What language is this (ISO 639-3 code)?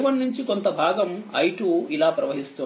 tel